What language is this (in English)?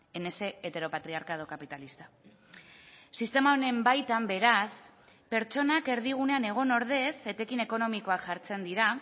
Basque